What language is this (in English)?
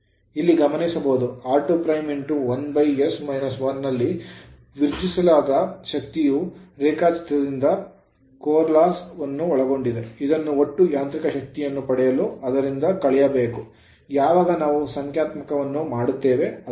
Kannada